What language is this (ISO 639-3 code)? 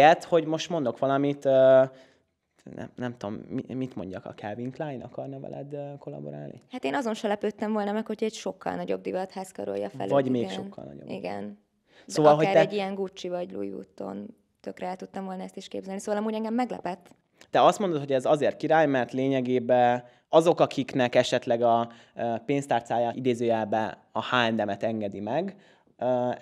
hun